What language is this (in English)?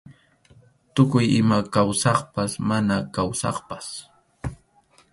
Arequipa-La Unión Quechua